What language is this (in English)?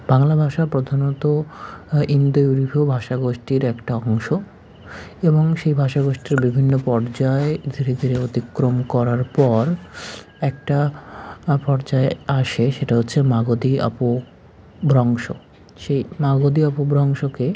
Bangla